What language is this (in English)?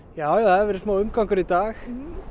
Icelandic